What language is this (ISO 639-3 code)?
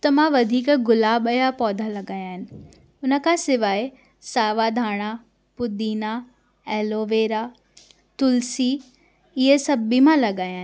snd